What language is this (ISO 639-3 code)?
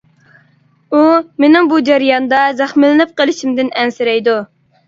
uig